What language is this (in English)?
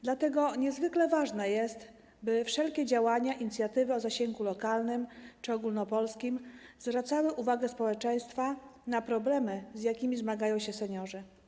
Polish